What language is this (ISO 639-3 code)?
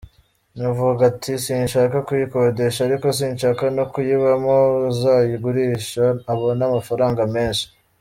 kin